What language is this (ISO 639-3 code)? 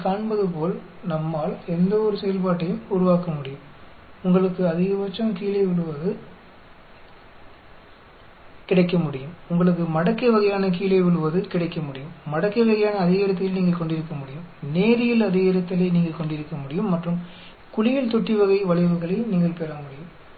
tam